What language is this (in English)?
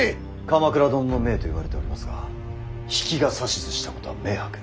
Japanese